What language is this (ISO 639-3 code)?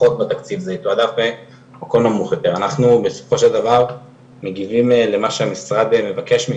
heb